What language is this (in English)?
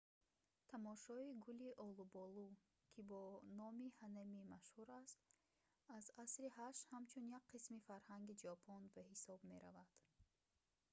Tajik